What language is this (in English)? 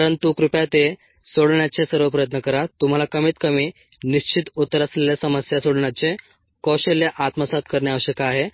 Marathi